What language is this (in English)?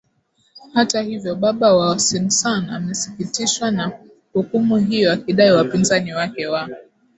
Swahili